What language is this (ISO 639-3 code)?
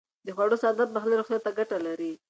pus